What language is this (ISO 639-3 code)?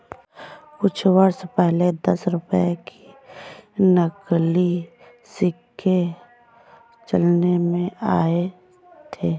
hin